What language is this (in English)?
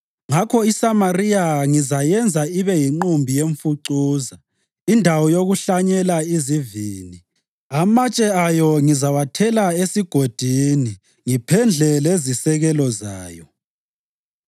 North Ndebele